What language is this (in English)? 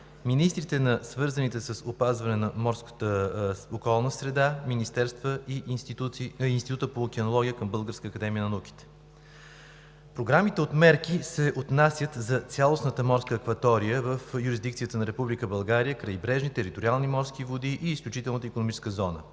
Bulgarian